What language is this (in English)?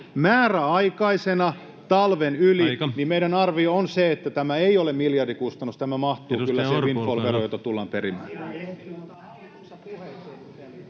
Finnish